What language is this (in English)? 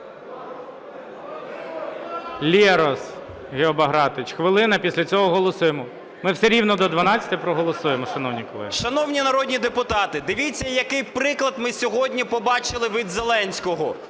Ukrainian